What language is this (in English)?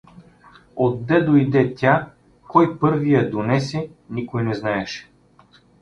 Bulgarian